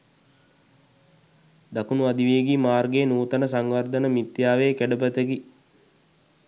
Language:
Sinhala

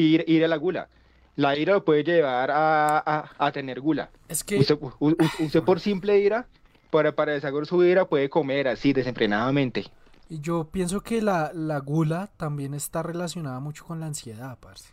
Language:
Spanish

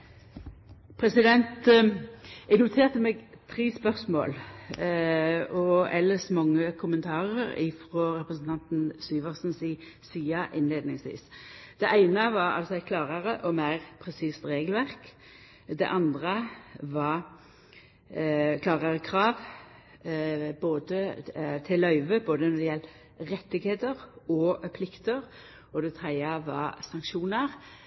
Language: Norwegian Nynorsk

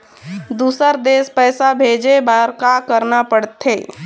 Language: Chhattisgarhi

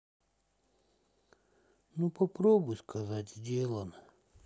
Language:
Russian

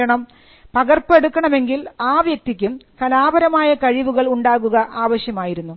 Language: Malayalam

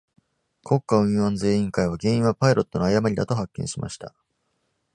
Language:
Japanese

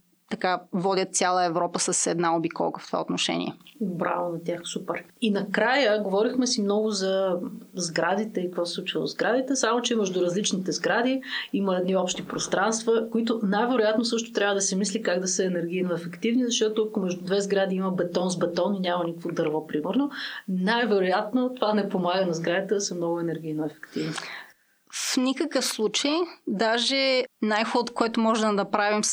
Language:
Bulgarian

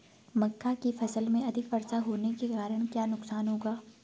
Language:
Hindi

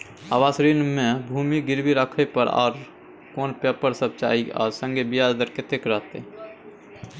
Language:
Maithili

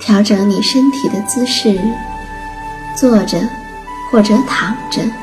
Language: Chinese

